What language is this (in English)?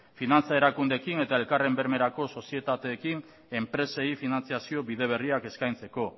Basque